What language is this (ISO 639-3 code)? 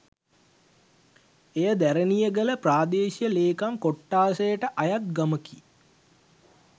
sin